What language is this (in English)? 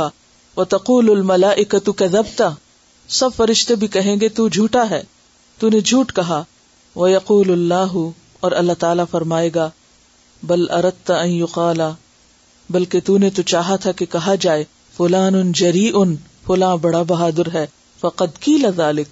Urdu